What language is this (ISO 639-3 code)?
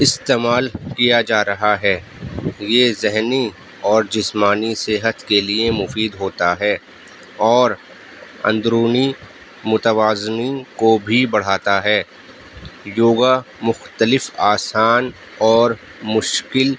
urd